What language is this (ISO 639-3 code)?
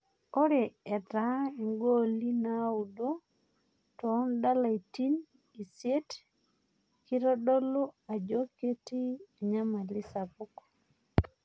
mas